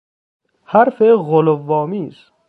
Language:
Persian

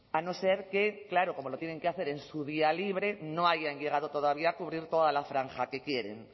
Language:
Spanish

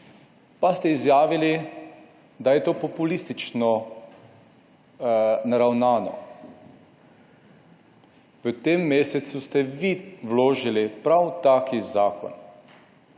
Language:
Slovenian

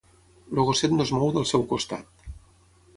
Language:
Catalan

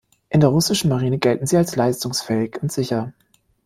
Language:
German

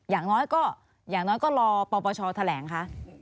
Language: Thai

